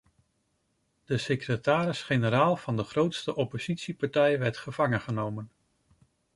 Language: Dutch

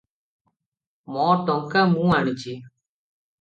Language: Odia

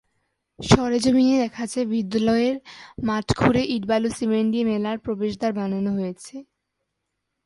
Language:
Bangla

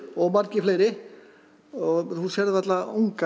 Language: Icelandic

